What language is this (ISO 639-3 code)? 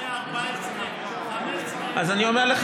heb